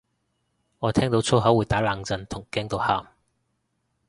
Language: Cantonese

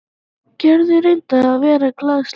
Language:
Icelandic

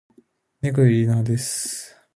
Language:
Japanese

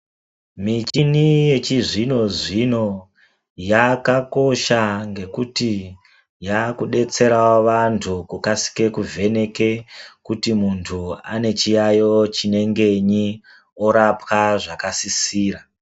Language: Ndau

